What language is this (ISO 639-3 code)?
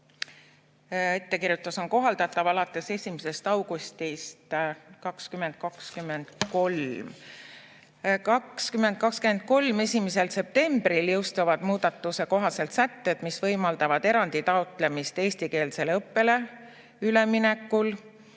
est